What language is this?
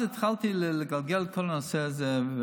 Hebrew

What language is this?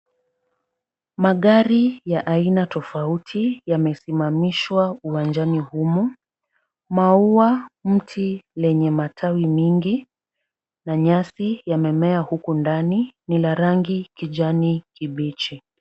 Swahili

